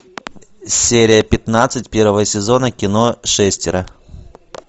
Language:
Russian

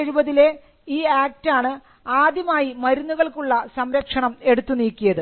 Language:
Malayalam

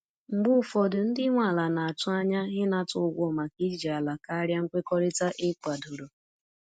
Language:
Igbo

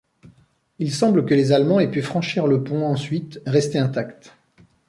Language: French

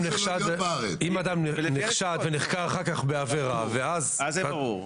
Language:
Hebrew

